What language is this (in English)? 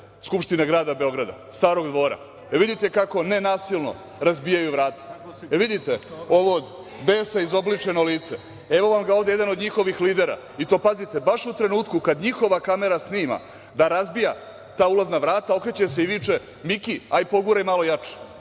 Serbian